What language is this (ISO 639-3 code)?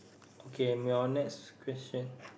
eng